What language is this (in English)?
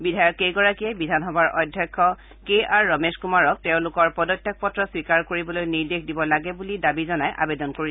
Assamese